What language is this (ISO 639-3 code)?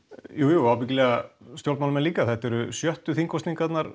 isl